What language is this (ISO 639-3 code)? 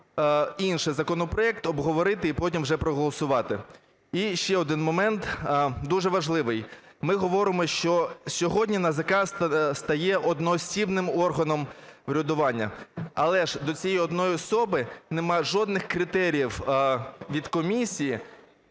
ukr